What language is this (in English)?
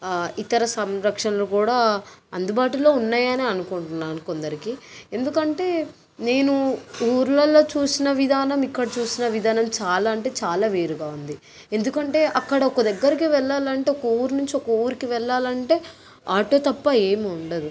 Telugu